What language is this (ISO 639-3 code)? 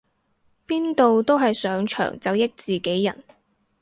yue